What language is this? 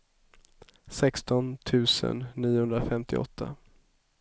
Swedish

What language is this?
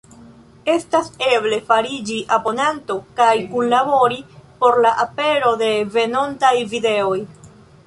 Esperanto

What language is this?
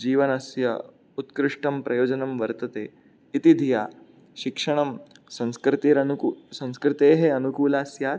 Sanskrit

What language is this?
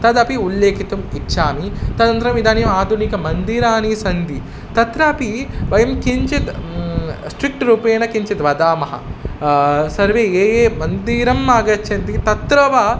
Sanskrit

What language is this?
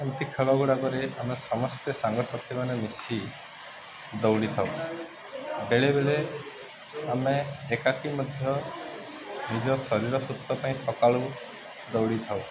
Odia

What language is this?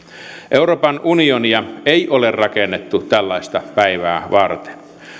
Finnish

